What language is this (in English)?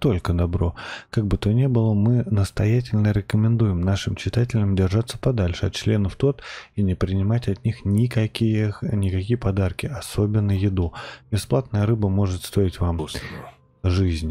Russian